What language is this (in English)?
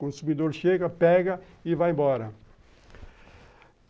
Portuguese